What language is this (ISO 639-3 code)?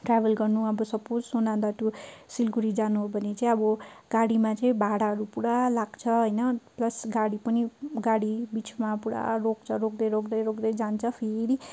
nep